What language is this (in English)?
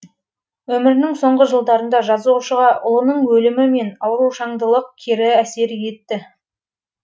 Kazakh